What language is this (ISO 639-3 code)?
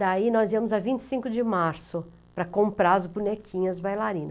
por